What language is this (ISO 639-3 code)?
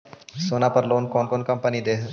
mag